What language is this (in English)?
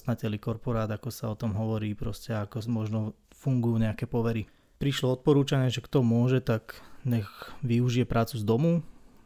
Slovak